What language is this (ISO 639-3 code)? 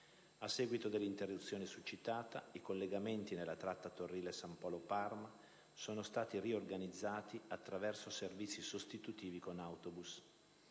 ita